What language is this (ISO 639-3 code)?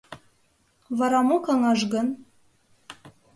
chm